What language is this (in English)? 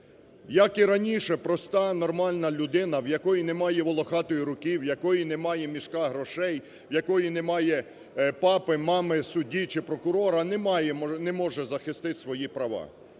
Ukrainian